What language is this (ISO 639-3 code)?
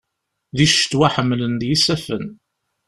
kab